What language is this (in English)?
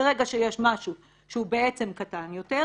Hebrew